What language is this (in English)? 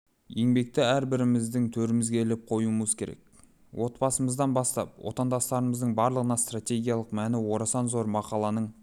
Kazakh